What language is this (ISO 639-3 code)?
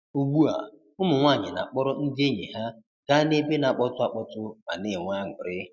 ibo